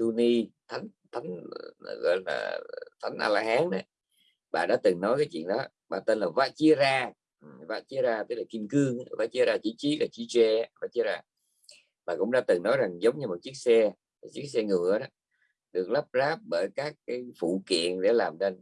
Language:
Vietnamese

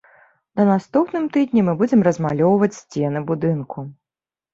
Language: Belarusian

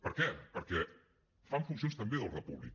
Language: Catalan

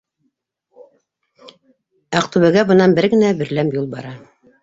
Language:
Bashkir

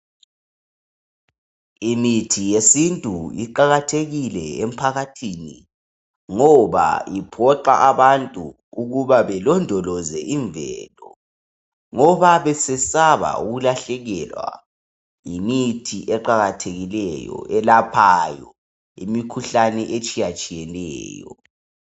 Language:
North Ndebele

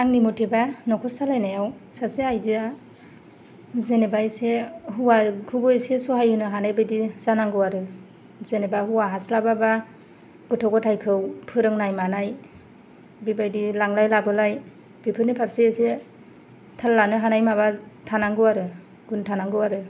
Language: Bodo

